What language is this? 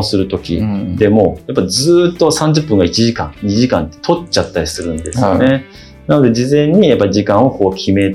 Japanese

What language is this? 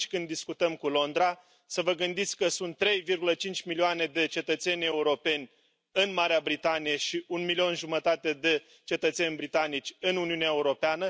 Romanian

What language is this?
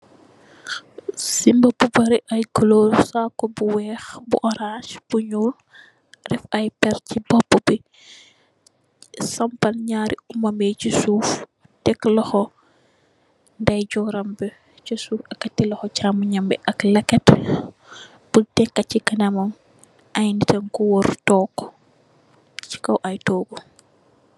Wolof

